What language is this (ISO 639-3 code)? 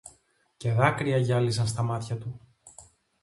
ell